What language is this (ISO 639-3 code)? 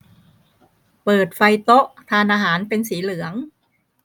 tha